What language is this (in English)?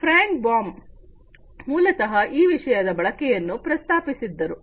Kannada